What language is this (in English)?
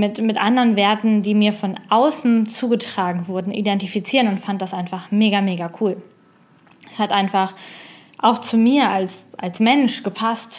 German